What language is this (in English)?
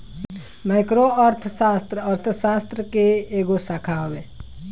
Bhojpuri